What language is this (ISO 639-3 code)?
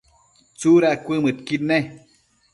mcf